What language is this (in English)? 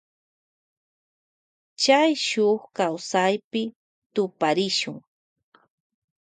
Loja Highland Quichua